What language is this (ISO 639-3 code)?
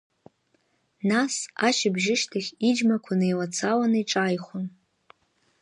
abk